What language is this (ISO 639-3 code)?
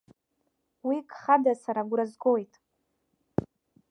abk